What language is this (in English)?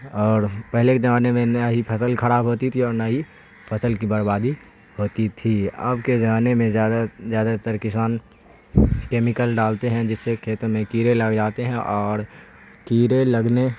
Urdu